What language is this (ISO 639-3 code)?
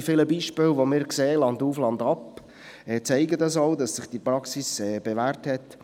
gsw